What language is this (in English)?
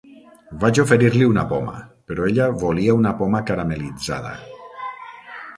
Catalan